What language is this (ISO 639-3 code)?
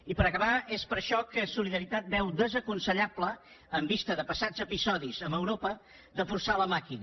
cat